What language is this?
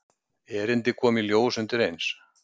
Icelandic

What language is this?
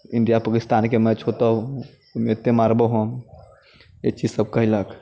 Maithili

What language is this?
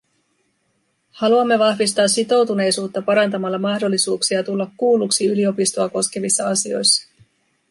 Finnish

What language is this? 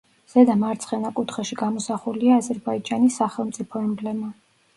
Georgian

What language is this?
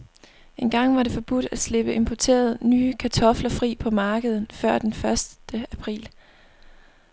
Danish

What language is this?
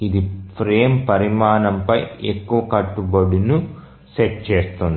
Telugu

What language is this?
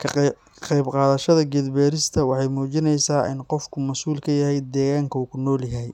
Somali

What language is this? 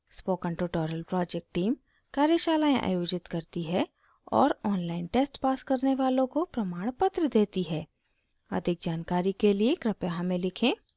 Hindi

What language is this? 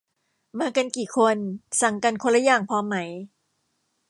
Thai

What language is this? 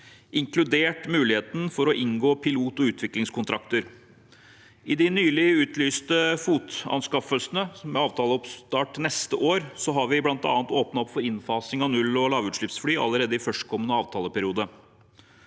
Norwegian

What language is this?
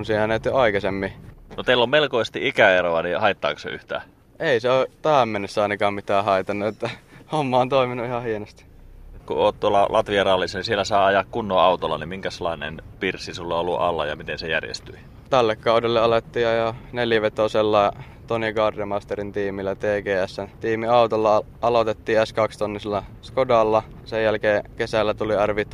Finnish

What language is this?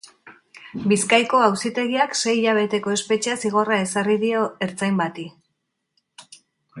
Basque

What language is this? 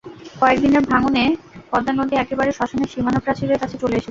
Bangla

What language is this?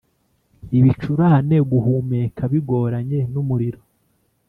Kinyarwanda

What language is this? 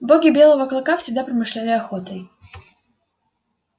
Russian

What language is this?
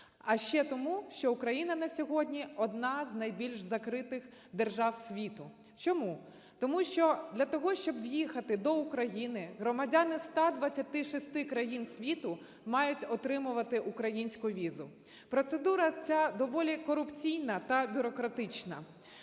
Ukrainian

